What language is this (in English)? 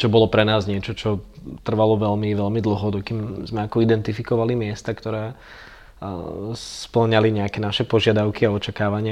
Czech